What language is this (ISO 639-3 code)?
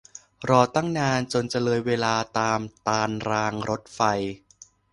tha